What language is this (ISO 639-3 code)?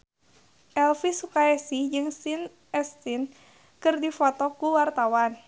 sun